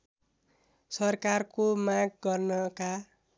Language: Nepali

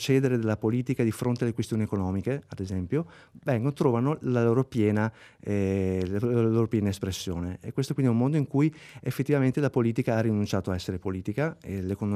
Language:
Italian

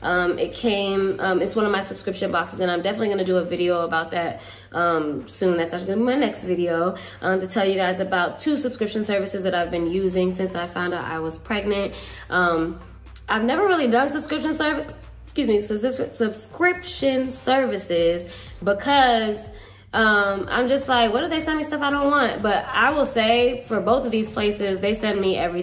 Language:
English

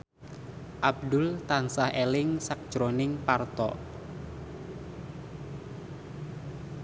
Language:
Javanese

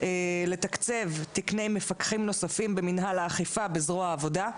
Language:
Hebrew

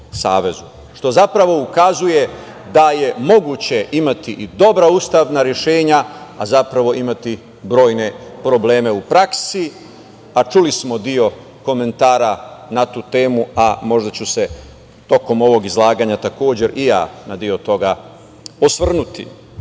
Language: Serbian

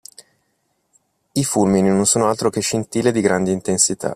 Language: Italian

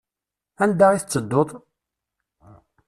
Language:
Kabyle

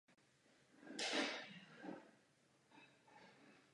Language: Czech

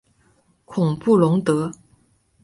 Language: Chinese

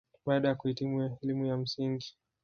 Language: Swahili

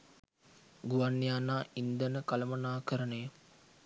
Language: Sinhala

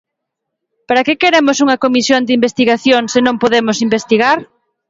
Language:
Galician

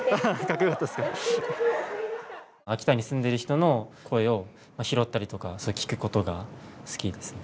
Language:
Japanese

